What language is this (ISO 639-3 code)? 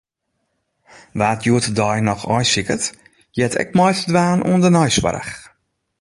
fry